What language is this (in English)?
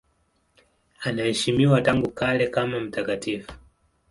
Swahili